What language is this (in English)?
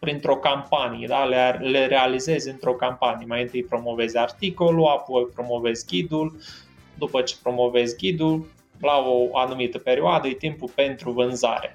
Romanian